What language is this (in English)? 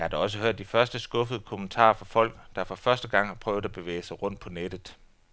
Danish